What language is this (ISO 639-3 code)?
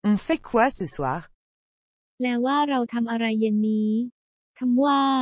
tha